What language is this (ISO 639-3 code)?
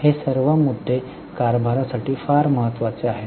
mar